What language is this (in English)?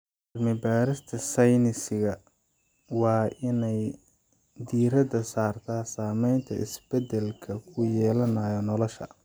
Somali